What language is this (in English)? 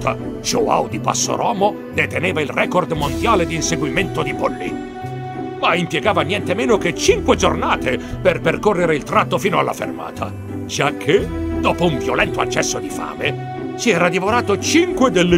Italian